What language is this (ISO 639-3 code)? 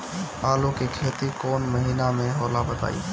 bho